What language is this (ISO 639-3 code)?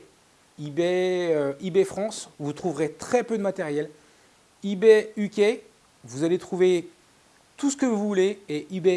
fra